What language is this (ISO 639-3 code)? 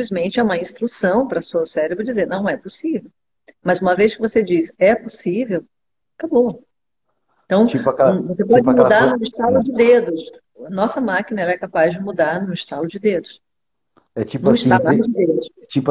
por